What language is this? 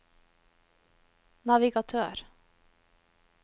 Norwegian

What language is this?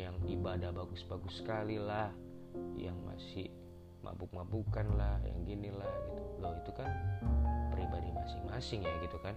Indonesian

